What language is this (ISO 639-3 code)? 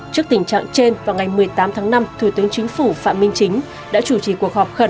vie